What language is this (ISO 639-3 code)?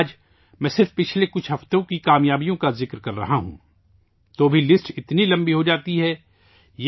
urd